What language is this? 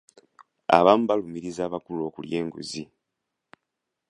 Ganda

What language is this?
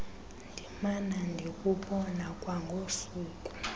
Xhosa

